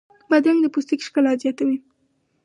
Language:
Pashto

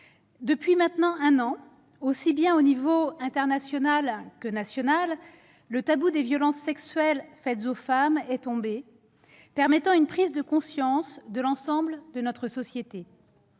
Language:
French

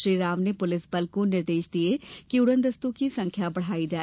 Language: Hindi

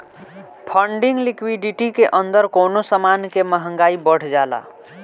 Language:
Bhojpuri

